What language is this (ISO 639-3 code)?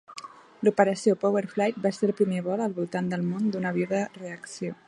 cat